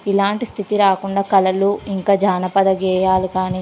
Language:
Telugu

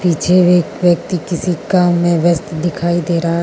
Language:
Hindi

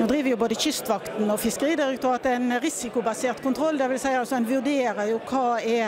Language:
Norwegian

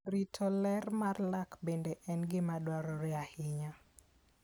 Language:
Luo (Kenya and Tanzania)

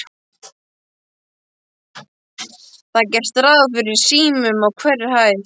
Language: Icelandic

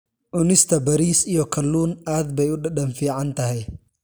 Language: Somali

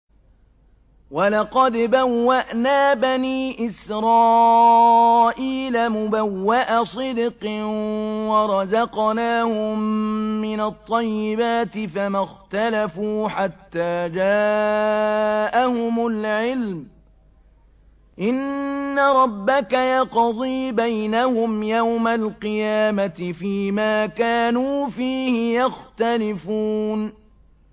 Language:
Arabic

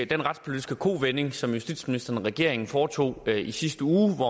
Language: Danish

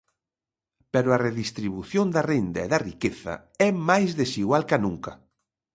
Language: Galician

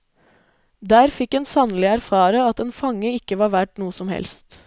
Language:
Norwegian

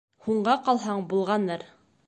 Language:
Bashkir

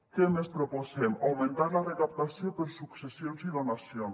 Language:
Catalan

